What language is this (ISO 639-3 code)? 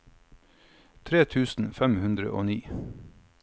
nor